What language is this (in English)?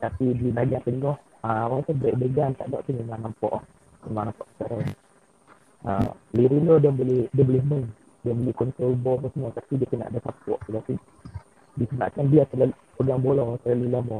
Malay